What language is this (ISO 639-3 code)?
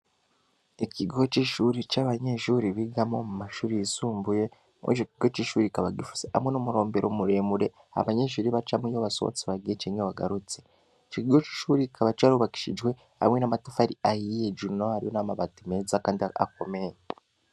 run